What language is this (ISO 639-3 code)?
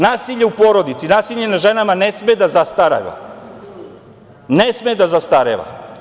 srp